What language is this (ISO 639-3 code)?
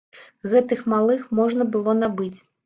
bel